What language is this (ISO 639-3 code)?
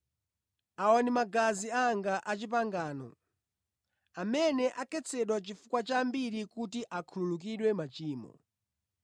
nya